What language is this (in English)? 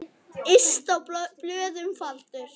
Icelandic